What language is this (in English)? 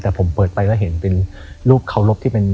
Thai